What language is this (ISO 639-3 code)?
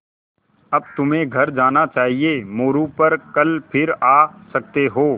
hin